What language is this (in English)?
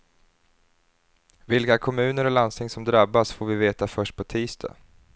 Swedish